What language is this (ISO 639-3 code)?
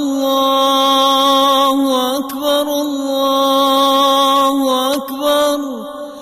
ara